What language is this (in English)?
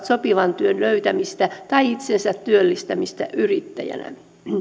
Finnish